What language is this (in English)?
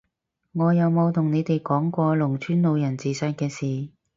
Cantonese